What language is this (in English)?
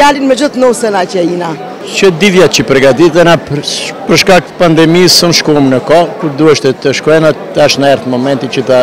Romanian